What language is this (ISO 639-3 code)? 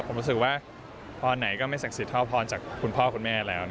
tha